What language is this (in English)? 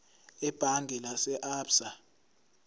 Zulu